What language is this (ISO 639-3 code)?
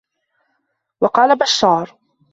ara